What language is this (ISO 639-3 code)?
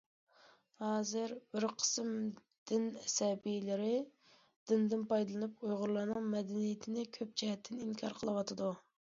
uig